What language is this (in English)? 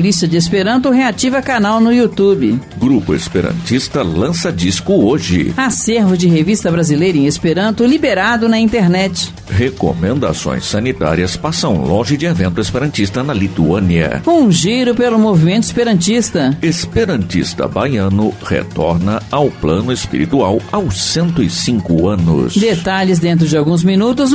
Portuguese